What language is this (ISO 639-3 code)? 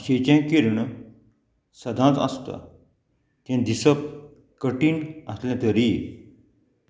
kok